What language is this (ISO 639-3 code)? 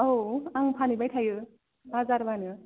brx